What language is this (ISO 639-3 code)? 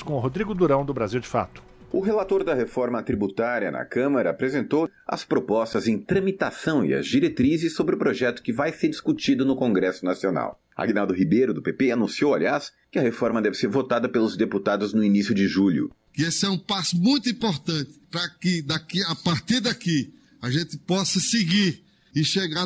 por